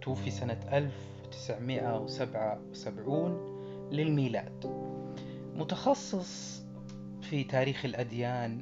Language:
Arabic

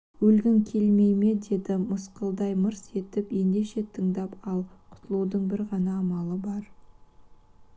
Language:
Kazakh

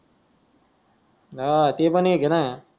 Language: Marathi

